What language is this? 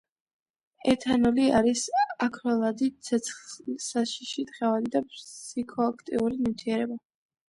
Georgian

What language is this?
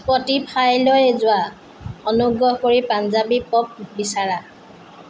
Assamese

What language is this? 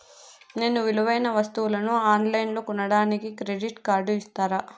Telugu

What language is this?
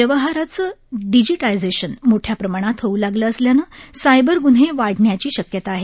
Marathi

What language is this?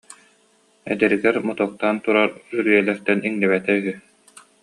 Yakut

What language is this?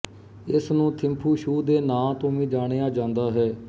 Punjabi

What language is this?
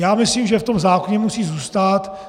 Czech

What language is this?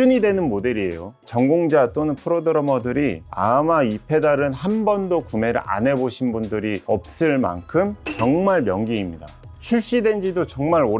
Korean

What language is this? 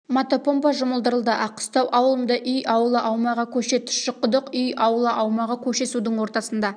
Kazakh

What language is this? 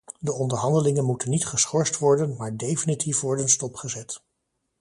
Dutch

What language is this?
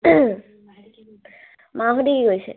Assamese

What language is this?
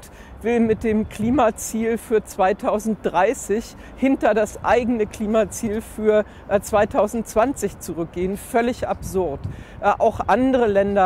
German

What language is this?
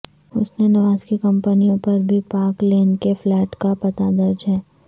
Urdu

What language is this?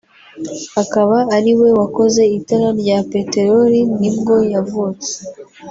Kinyarwanda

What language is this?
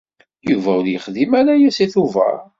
Kabyle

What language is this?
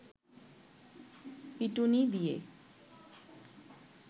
Bangla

